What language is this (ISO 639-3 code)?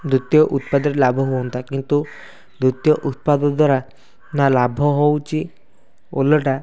ori